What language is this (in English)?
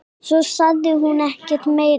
Icelandic